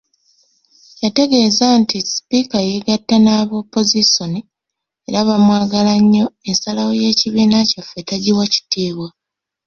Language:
Ganda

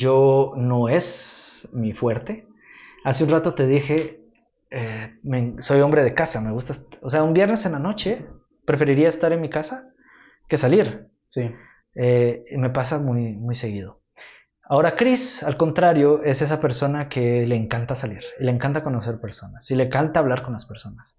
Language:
Spanish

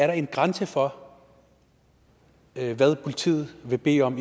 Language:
Danish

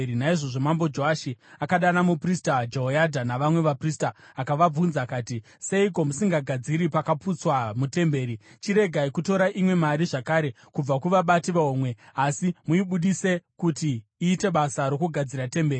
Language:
Shona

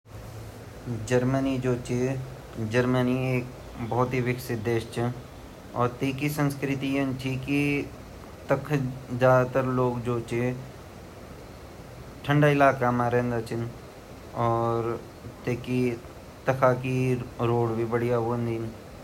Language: Garhwali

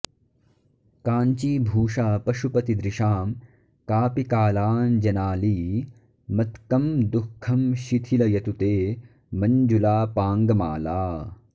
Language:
Sanskrit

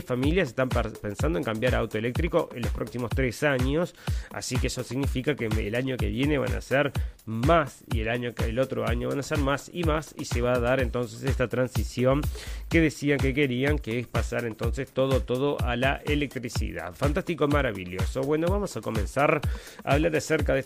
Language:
Spanish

